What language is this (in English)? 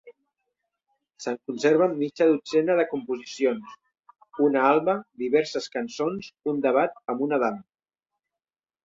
Catalan